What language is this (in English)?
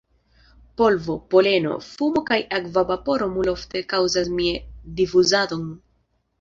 Esperanto